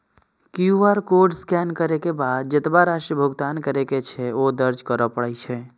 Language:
Maithili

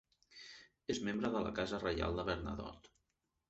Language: Catalan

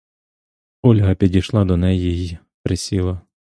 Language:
Ukrainian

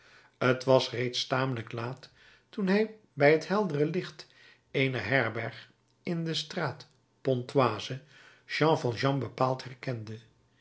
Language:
Dutch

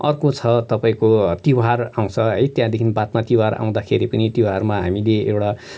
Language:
Nepali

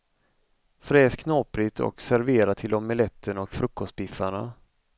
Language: Swedish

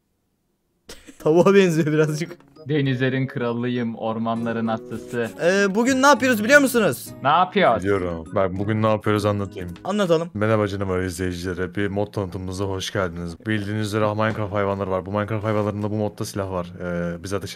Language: Turkish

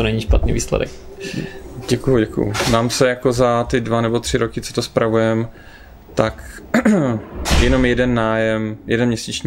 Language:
Czech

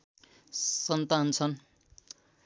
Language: Nepali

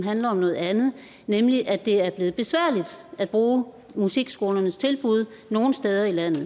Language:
Danish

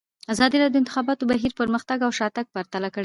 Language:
Pashto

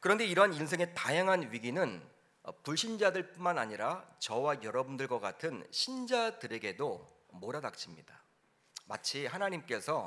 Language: Korean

